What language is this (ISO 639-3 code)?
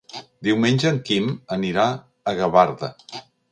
cat